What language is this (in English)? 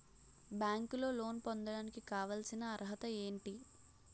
Telugu